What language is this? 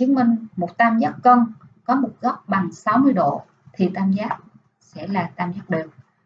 Vietnamese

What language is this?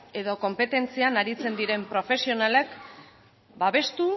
Basque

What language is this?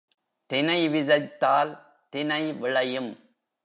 Tamil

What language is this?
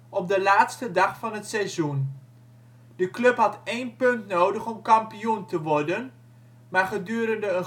Dutch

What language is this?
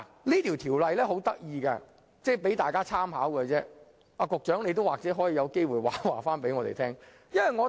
Cantonese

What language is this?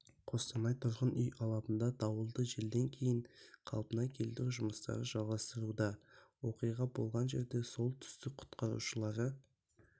Kazakh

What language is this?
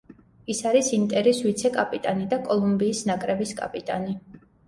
Georgian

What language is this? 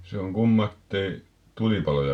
Finnish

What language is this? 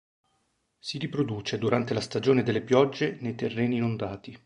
Italian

